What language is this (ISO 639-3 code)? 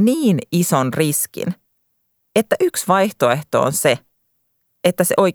fin